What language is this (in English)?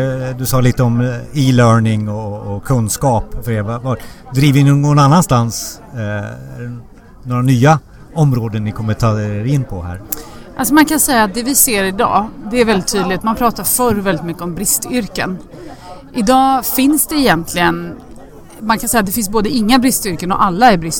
Swedish